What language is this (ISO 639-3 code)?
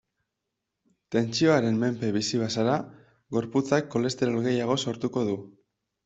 eus